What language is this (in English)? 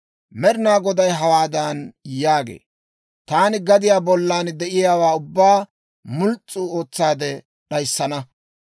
Dawro